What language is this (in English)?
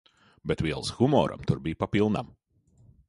Latvian